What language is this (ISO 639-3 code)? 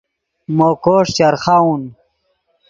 ydg